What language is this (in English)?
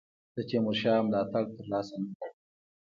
Pashto